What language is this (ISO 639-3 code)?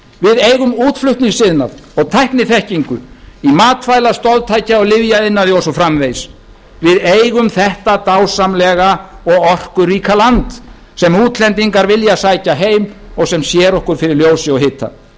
isl